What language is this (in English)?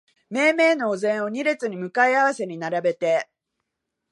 Japanese